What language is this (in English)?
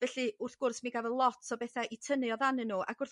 Welsh